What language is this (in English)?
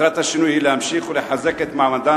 Hebrew